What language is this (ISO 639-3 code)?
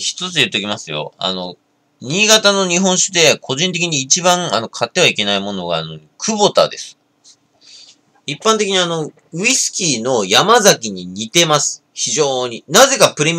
jpn